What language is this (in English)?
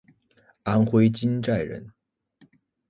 Chinese